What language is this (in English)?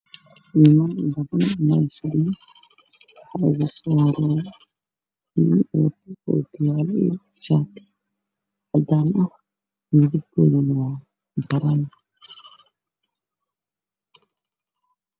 Somali